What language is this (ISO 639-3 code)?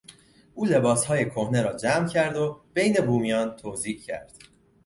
fas